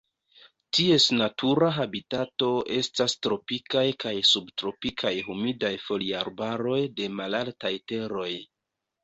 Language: Esperanto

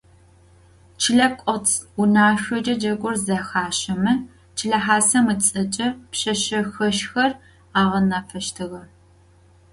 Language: Adyghe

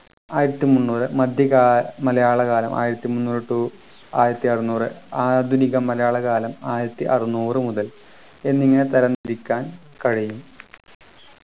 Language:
Malayalam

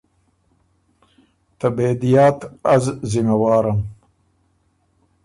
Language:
Ormuri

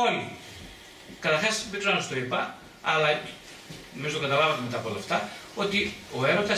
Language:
Greek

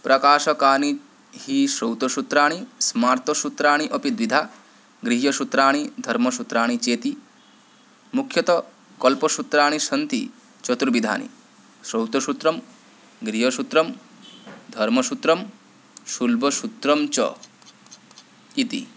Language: Sanskrit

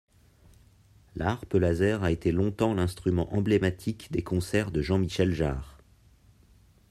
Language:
French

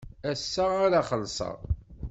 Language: Kabyle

